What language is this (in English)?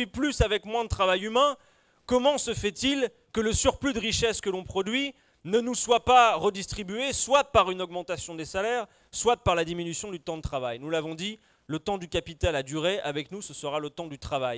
French